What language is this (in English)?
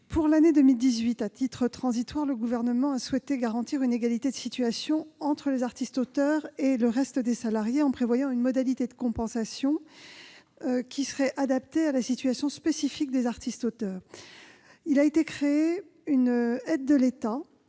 French